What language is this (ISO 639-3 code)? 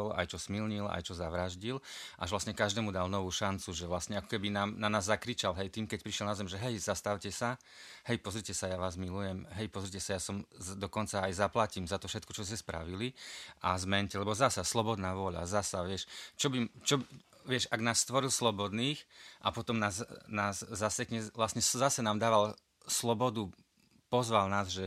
slk